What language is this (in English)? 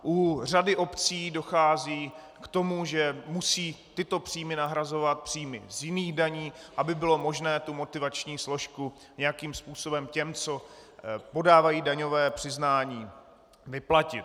Czech